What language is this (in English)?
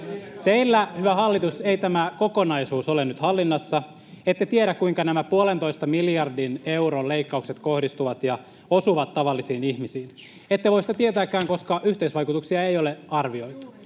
Finnish